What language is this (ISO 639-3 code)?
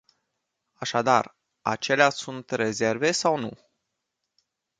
ron